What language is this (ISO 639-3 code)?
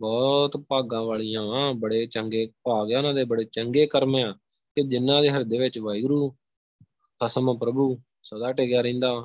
pan